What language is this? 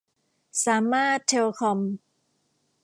Thai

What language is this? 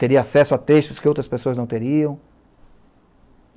Portuguese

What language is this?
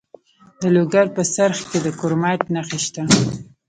Pashto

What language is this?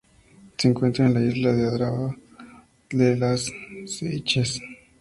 Spanish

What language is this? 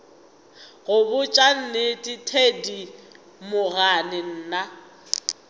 Northern Sotho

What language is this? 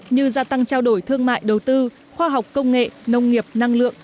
Vietnamese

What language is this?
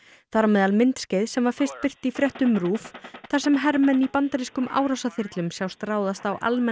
Icelandic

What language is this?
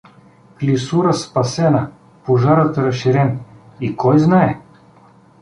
Bulgarian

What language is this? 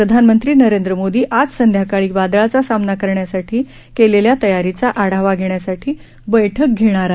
Marathi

